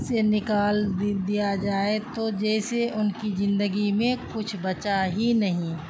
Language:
Urdu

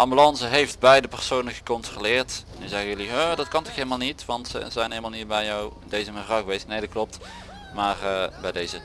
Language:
Dutch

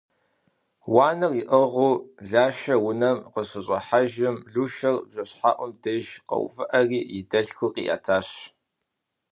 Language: Kabardian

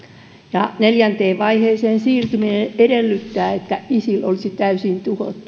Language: Finnish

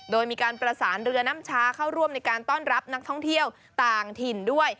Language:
Thai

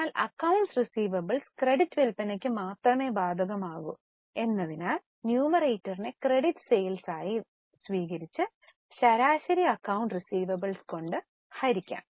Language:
Malayalam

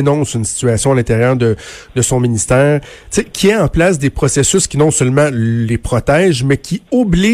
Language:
French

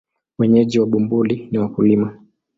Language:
Swahili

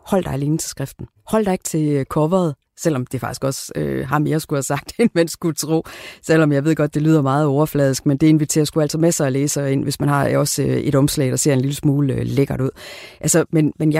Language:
Danish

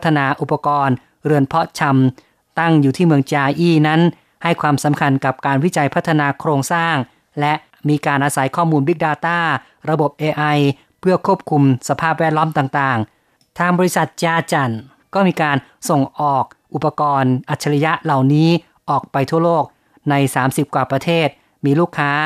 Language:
Thai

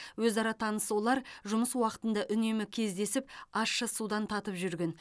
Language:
Kazakh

